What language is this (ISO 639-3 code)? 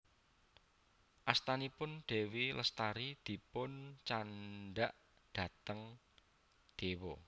jav